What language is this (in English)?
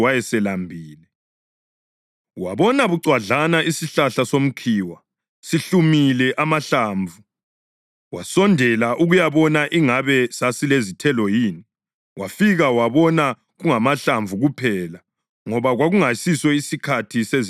North Ndebele